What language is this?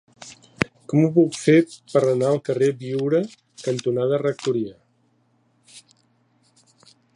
Catalan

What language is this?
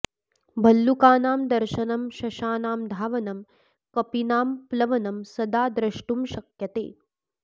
Sanskrit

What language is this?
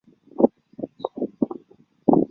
Chinese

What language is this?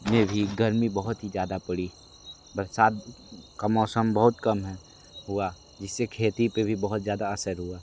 Hindi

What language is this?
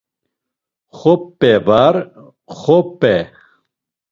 Laz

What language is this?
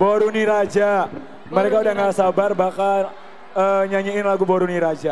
Indonesian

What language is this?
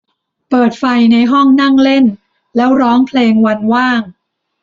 Thai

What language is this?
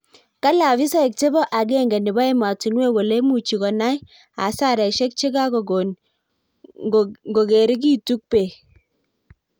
Kalenjin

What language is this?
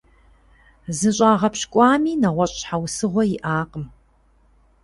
Kabardian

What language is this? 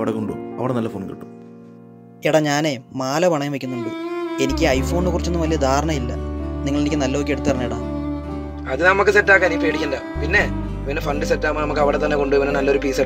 Arabic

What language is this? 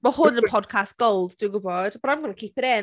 Welsh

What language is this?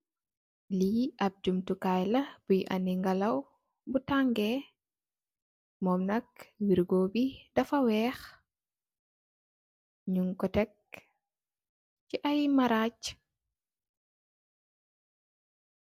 Wolof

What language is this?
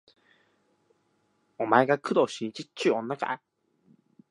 Japanese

